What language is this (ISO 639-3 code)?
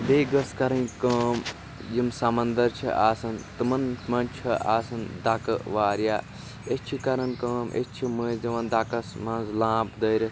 kas